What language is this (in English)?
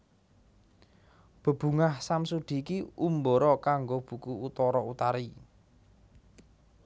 Javanese